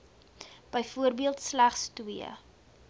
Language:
Afrikaans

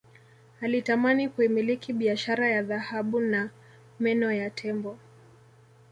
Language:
Swahili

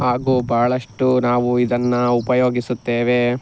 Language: Kannada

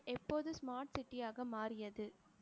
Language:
Tamil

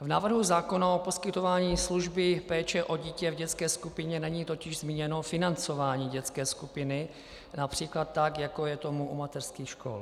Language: Czech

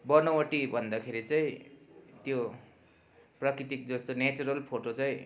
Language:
Nepali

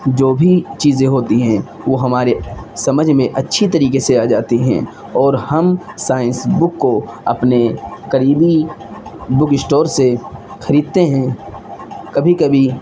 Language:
Urdu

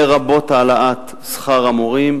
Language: Hebrew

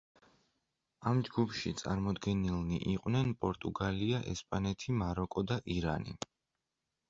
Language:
Georgian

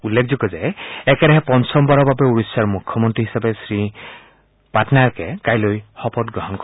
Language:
Assamese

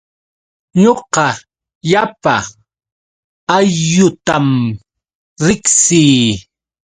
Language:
Yauyos Quechua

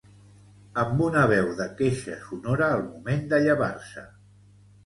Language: Catalan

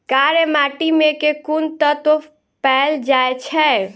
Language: Maithili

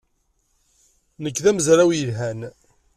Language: Kabyle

